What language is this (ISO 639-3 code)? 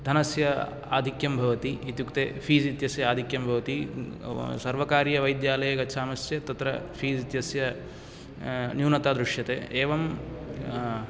san